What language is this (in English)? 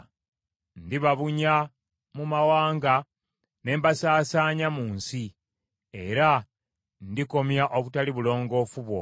Ganda